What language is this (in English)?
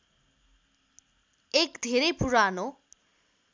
Nepali